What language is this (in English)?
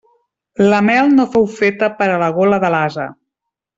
Catalan